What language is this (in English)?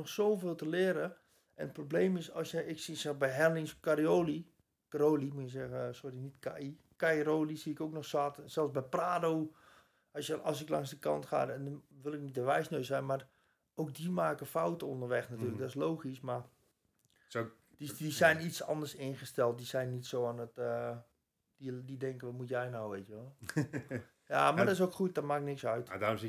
Dutch